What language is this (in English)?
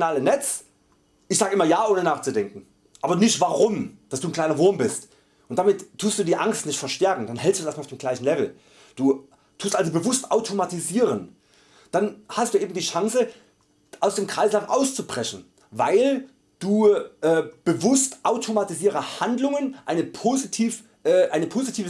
German